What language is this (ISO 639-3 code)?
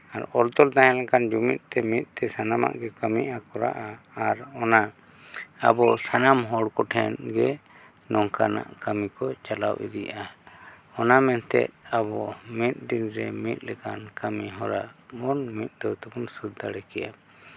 sat